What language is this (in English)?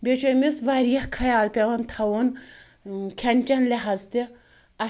Kashmiri